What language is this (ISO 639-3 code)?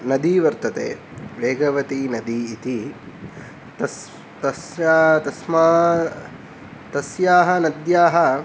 san